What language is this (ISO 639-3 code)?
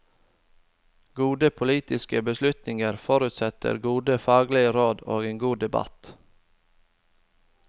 nor